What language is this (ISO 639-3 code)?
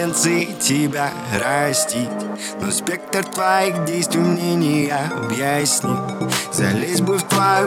rus